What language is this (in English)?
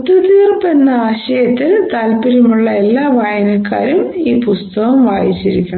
Malayalam